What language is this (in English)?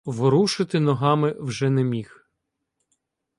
Ukrainian